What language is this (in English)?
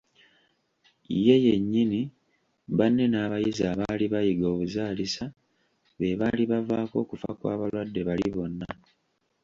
Ganda